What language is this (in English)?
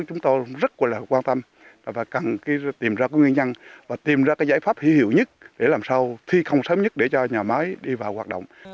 Vietnamese